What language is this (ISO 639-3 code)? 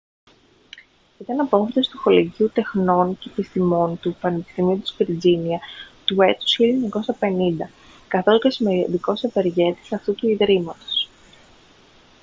ell